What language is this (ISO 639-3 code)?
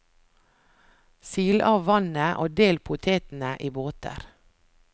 nor